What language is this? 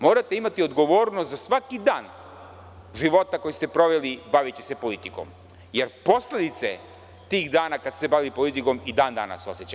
Serbian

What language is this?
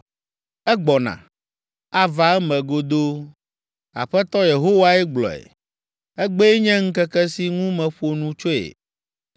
Ewe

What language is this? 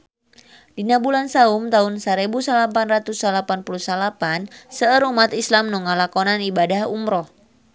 Sundanese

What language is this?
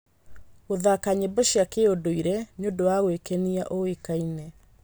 Kikuyu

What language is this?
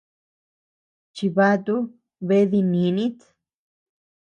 Tepeuxila Cuicatec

